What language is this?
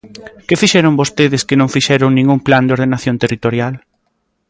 Galician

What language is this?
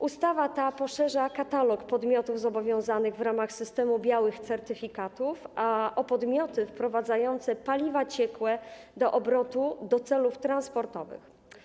Polish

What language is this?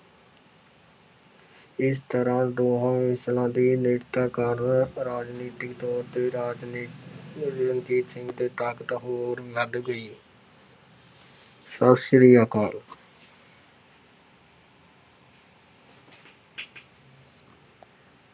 Punjabi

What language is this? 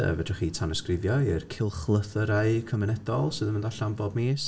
Welsh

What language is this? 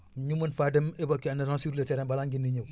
Wolof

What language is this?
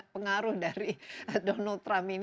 Indonesian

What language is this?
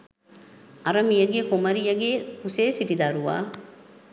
Sinhala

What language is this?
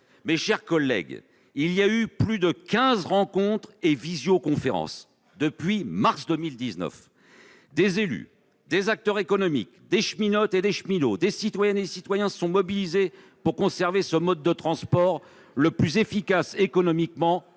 French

